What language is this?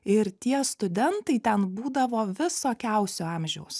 Lithuanian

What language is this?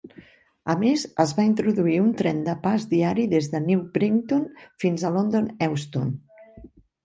Catalan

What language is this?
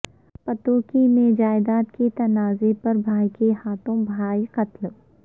Urdu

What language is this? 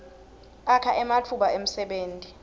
Swati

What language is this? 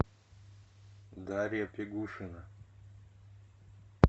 Russian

